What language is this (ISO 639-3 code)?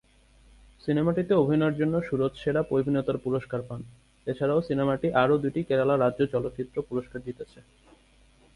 ben